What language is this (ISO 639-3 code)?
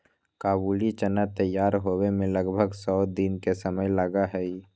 mag